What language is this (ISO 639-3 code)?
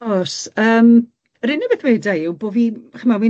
cym